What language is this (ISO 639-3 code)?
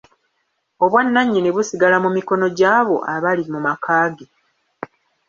lug